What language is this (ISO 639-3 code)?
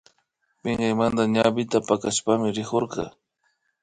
qvi